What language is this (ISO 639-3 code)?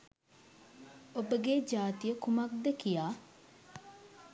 sin